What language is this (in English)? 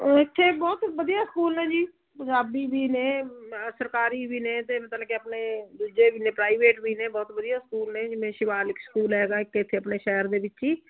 Punjabi